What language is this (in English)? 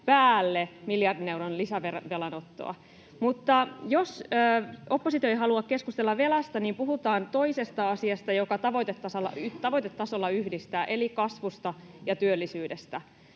Finnish